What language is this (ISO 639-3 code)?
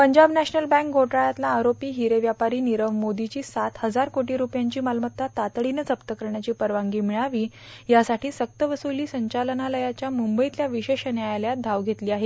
mar